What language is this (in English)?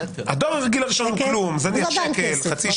Hebrew